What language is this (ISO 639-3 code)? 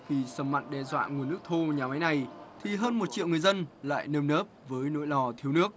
vie